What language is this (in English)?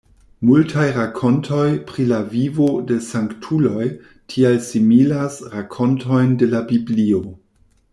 Esperanto